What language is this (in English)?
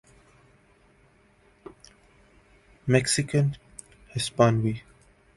Urdu